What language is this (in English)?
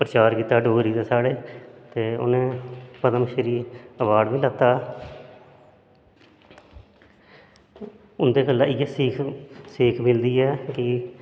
Dogri